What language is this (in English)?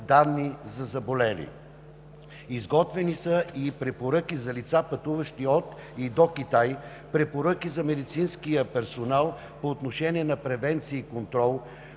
Bulgarian